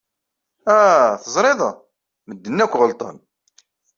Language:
Kabyle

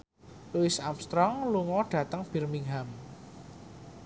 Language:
Javanese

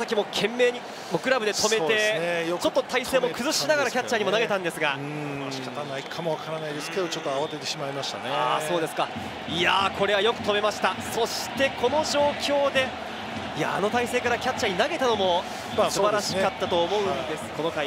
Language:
Japanese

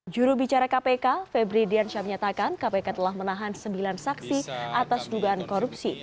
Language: Indonesian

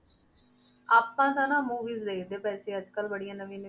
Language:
Punjabi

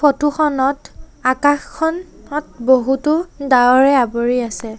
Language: Assamese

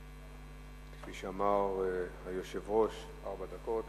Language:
Hebrew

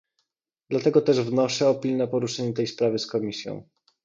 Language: Polish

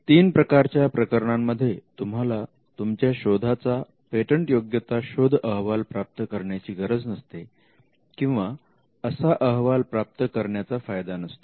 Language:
Marathi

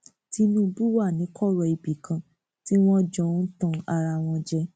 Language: Yoruba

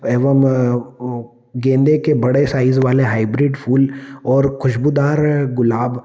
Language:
Hindi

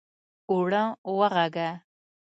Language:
Pashto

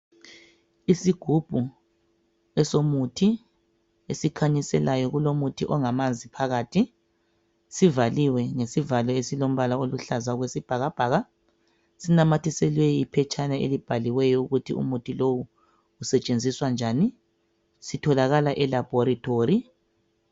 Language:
North Ndebele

